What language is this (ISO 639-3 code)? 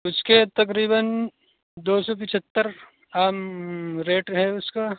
urd